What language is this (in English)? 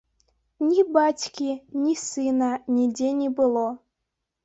Belarusian